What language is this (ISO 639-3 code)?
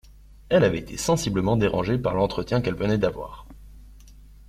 fra